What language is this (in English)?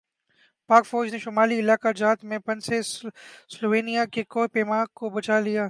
Urdu